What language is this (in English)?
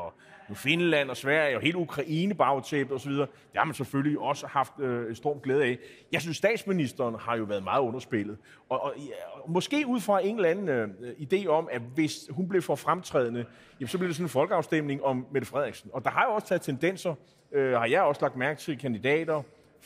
Danish